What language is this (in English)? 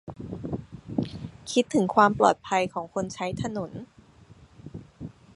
Thai